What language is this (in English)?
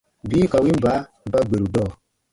Baatonum